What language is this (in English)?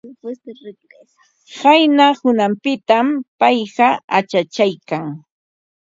Ambo-Pasco Quechua